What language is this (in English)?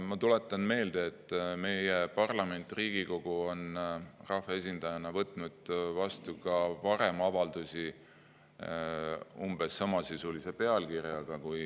Estonian